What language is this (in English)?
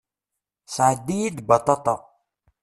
Kabyle